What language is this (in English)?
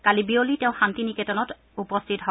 Assamese